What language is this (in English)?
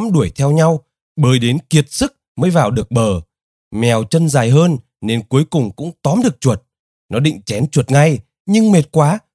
Vietnamese